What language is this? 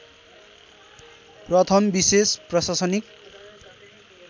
Nepali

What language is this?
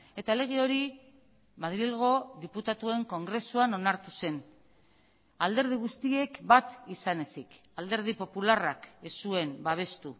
Basque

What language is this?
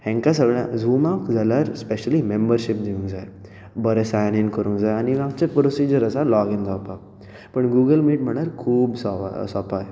Konkani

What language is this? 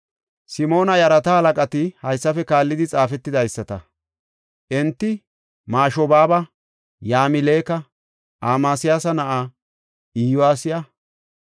Gofa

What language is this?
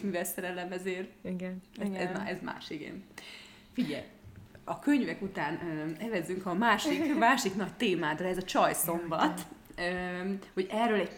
Hungarian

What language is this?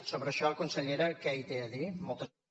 Catalan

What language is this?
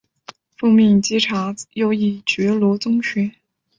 Chinese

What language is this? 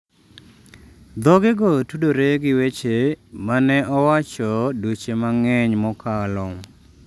Luo (Kenya and Tanzania)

